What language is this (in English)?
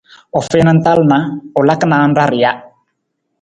Nawdm